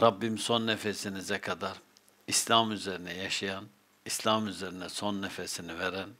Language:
Turkish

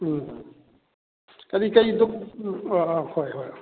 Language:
Manipuri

